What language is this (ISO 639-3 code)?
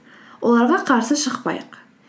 kaz